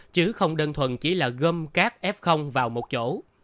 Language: Vietnamese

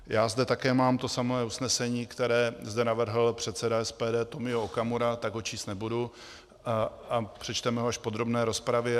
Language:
Czech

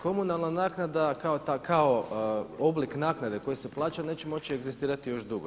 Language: Croatian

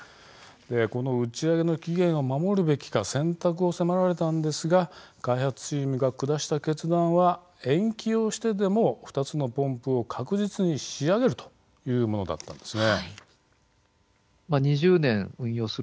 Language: Japanese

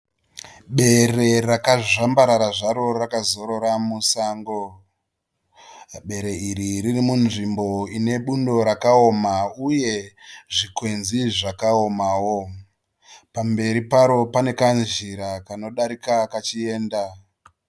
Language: Shona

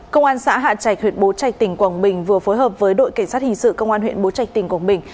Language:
Vietnamese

